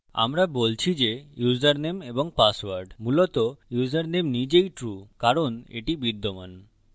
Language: Bangla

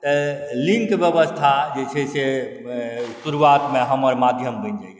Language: Maithili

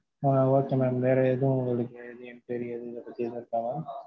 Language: Tamil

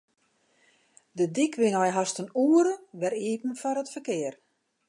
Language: Western Frisian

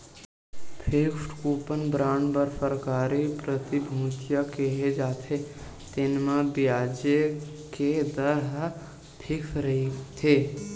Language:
Chhattisgarhi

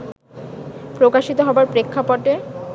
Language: Bangla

